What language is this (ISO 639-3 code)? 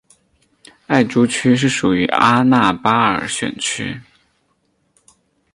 zho